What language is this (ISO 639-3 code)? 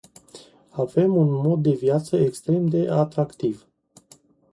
ron